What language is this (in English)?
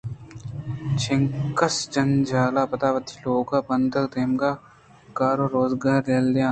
Eastern Balochi